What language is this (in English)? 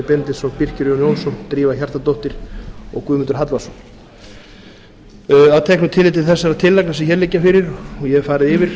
Icelandic